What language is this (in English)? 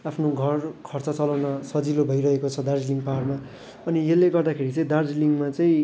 Nepali